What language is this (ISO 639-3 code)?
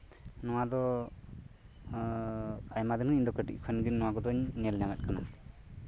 sat